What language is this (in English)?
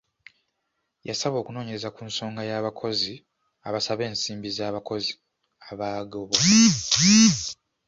Ganda